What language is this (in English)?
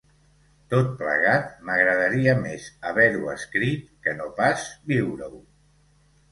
Catalan